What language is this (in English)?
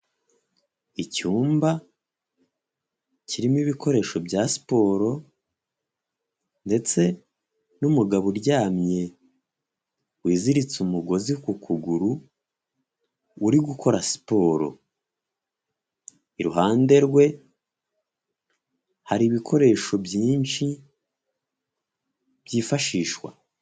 Kinyarwanda